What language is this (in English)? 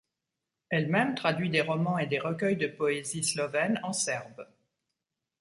French